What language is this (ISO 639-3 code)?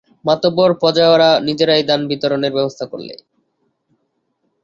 ben